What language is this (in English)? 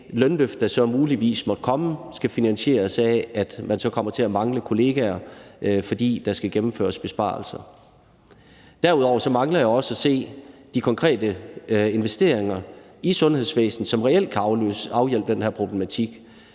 Danish